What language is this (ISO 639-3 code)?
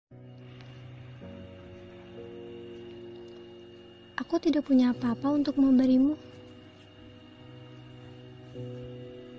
ind